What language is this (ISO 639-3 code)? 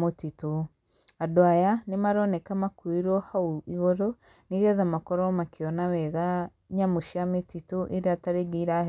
kik